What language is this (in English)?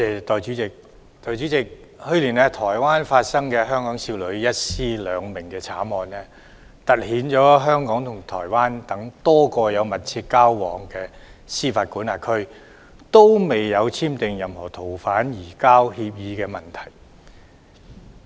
Cantonese